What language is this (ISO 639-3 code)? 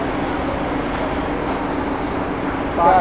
bho